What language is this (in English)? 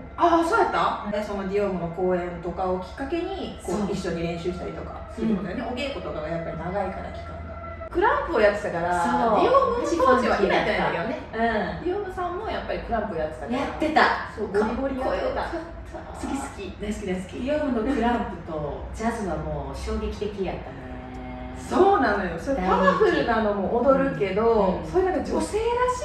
Japanese